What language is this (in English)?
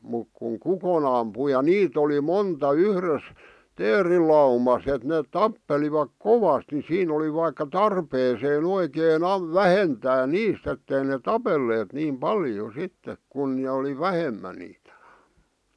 Finnish